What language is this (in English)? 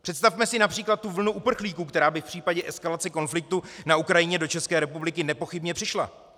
Czech